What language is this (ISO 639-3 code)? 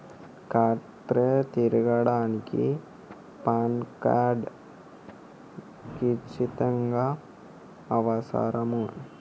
tel